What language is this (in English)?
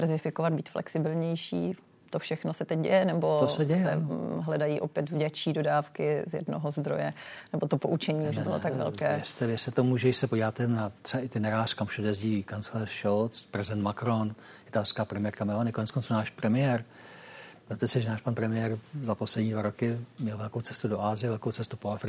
Czech